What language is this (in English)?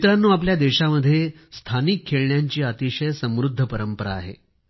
Marathi